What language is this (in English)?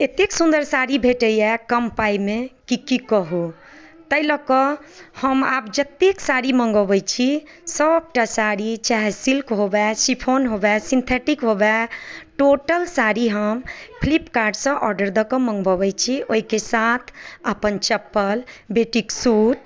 Maithili